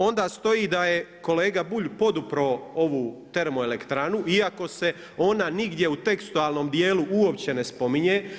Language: Croatian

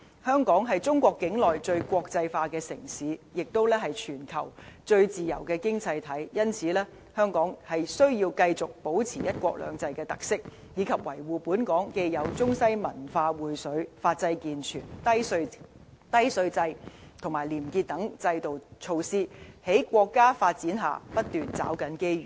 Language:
Cantonese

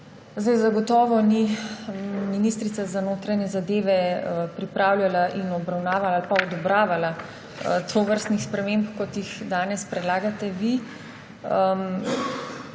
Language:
Slovenian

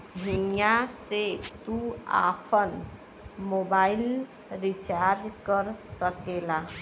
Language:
Bhojpuri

